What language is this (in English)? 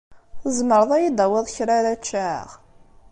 Kabyle